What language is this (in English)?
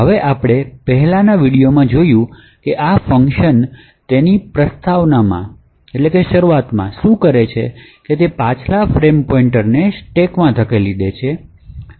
Gujarati